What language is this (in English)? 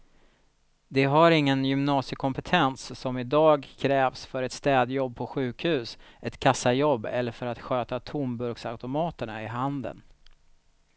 Swedish